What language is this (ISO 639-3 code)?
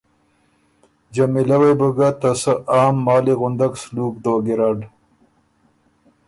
oru